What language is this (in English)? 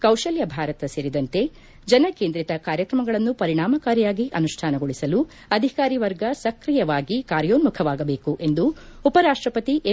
Kannada